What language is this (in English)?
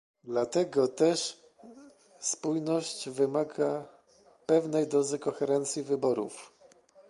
Polish